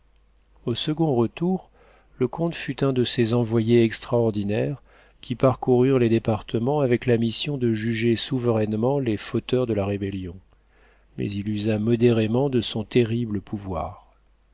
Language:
French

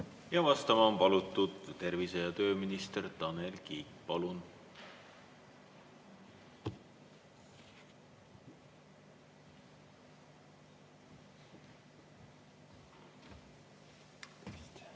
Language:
Estonian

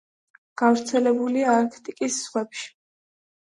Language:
Georgian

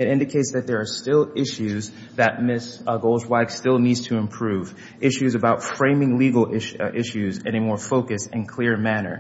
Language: English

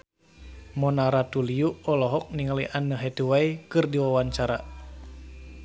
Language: Sundanese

